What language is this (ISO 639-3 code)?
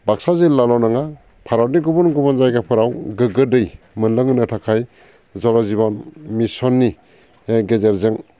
brx